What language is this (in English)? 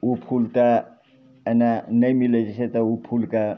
Maithili